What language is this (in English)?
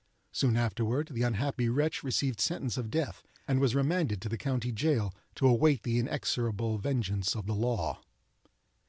English